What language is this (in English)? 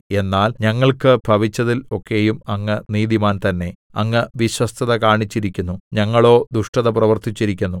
Malayalam